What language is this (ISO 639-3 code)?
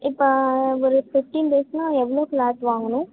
tam